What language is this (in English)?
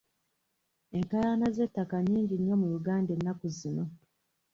Ganda